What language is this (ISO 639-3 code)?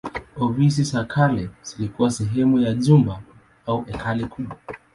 swa